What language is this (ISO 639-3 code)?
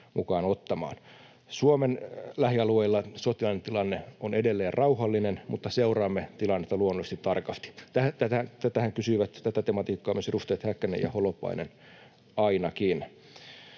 fin